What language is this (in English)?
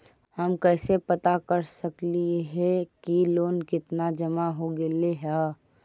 Magahi